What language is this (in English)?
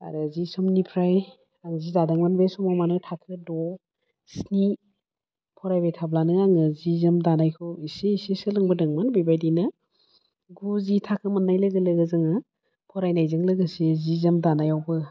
Bodo